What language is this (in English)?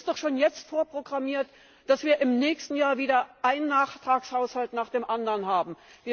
German